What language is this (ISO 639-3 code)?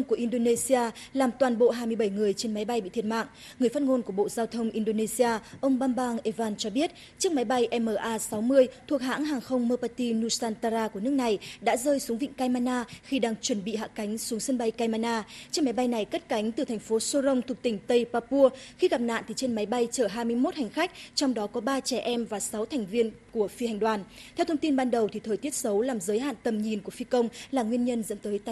vie